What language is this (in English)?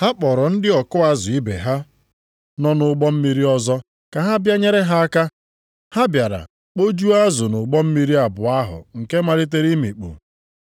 Igbo